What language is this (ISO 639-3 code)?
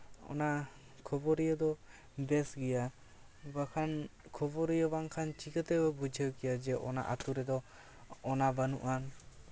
sat